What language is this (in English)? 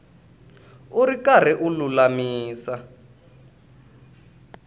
Tsonga